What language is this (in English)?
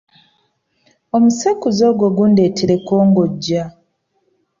Ganda